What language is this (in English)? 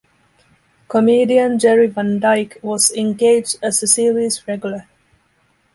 English